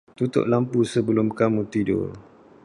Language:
Malay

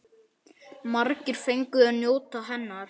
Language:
Icelandic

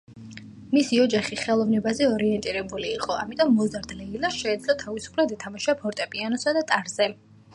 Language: Georgian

